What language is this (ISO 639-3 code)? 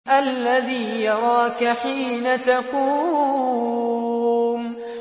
ara